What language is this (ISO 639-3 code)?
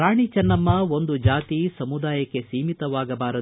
kan